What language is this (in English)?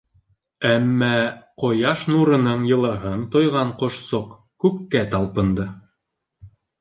Bashkir